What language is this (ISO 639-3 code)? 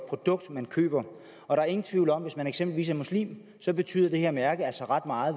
dan